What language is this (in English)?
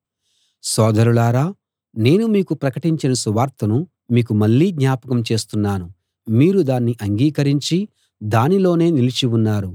Telugu